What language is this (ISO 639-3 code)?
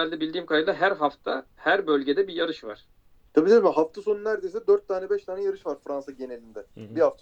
tur